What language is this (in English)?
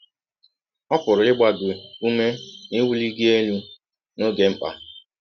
Igbo